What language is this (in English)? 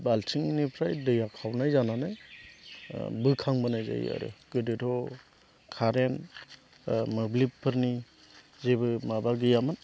Bodo